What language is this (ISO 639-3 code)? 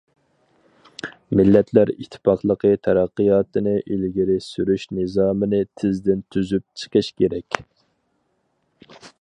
uig